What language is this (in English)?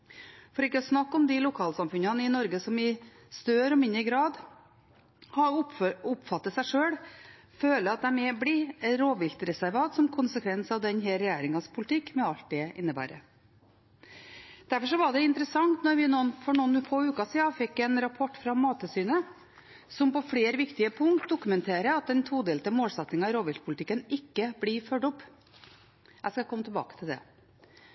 Norwegian Bokmål